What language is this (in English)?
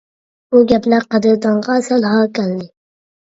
Uyghur